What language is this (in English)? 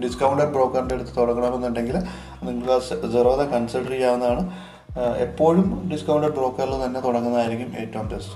Malayalam